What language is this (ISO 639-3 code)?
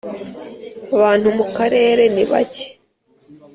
kin